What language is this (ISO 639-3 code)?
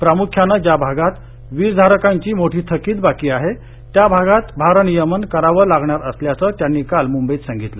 mar